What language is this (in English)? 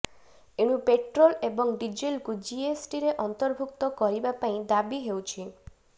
Odia